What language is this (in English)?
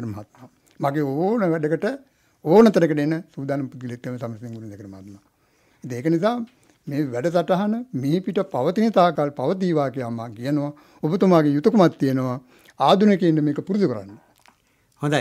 Hindi